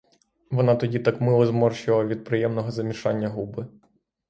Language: Ukrainian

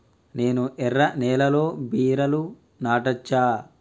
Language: Telugu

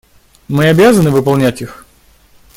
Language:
Russian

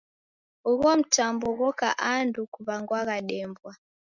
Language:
Taita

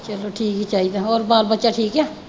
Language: Punjabi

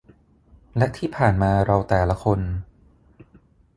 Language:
Thai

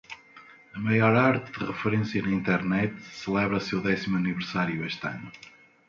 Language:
Portuguese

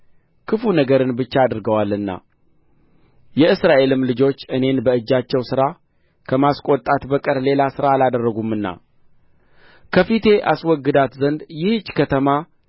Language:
Amharic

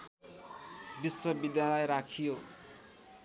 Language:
Nepali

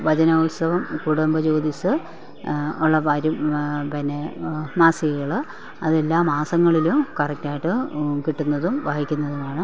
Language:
Malayalam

